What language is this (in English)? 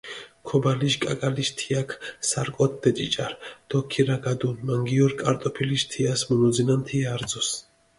Mingrelian